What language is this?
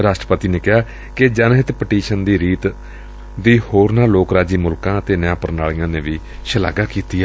Punjabi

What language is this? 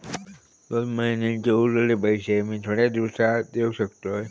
Marathi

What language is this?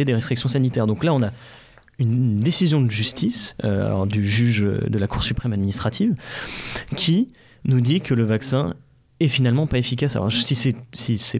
French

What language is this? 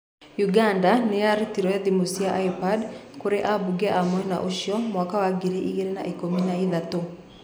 Kikuyu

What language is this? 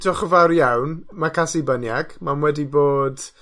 Welsh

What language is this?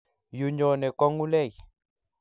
Kalenjin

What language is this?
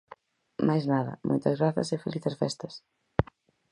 Galician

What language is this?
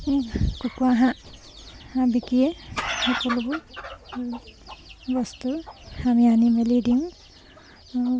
Assamese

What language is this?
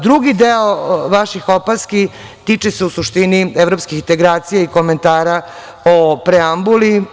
Serbian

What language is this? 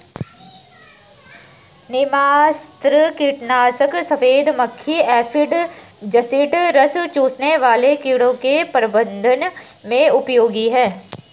Hindi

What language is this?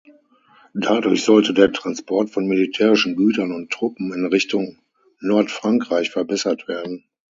German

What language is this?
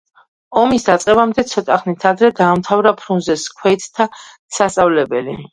Georgian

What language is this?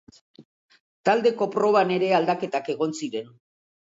Basque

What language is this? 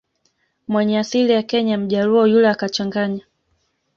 Swahili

